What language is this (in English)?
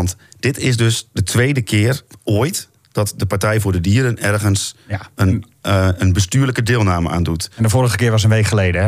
Dutch